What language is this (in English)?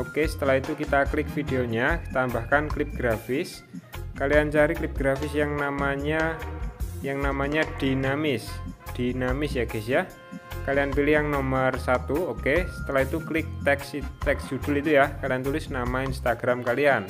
Indonesian